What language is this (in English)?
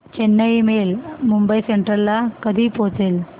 Marathi